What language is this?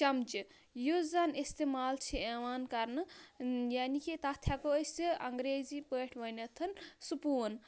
Kashmiri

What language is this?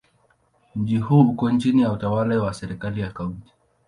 Swahili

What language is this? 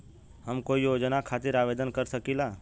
Bhojpuri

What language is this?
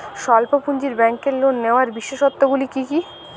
Bangla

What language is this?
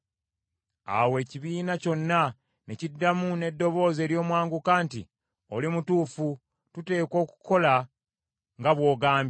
Ganda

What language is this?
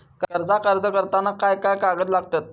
Marathi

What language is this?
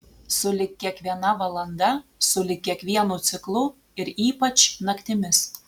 Lithuanian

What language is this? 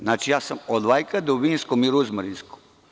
Serbian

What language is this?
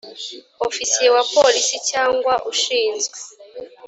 Kinyarwanda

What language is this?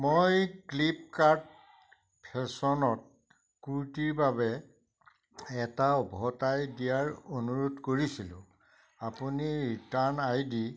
Assamese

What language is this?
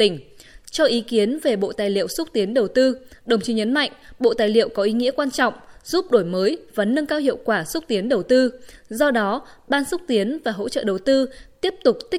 Vietnamese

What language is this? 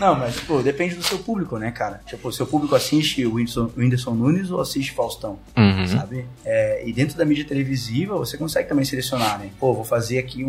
Portuguese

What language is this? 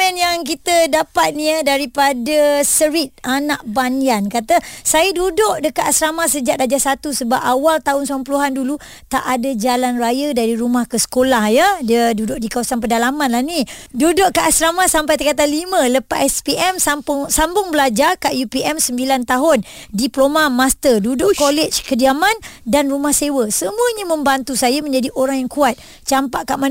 Malay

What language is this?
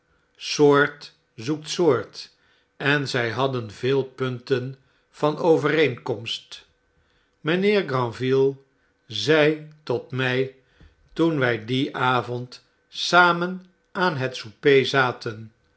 Dutch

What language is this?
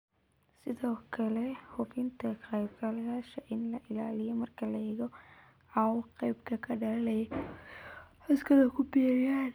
Somali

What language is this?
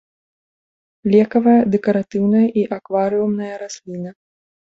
Belarusian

